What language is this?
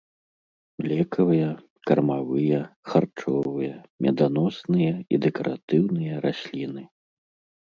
Belarusian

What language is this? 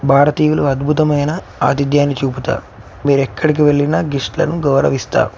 Telugu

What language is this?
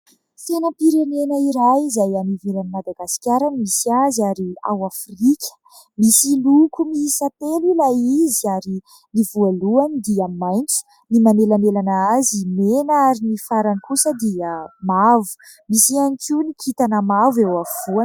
Malagasy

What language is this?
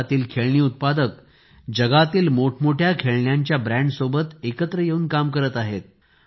Marathi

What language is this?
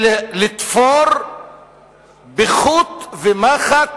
Hebrew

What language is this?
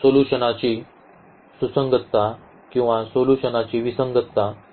Marathi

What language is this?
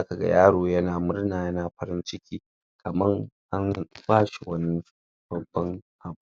Hausa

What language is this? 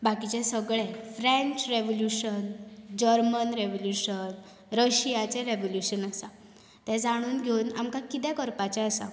Konkani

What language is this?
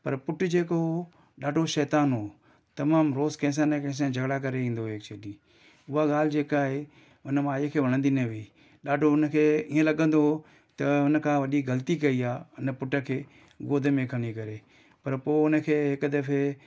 Sindhi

